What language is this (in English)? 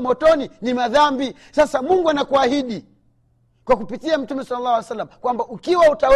Swahili